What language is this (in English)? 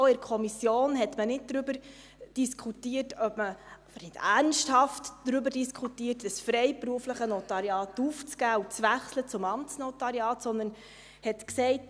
Swiss German